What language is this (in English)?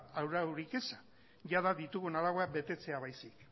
Basque